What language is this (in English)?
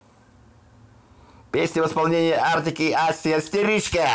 Russian